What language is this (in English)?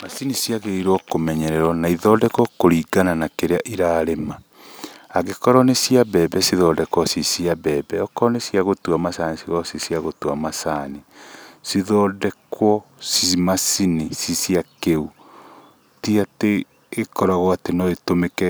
Kikuyu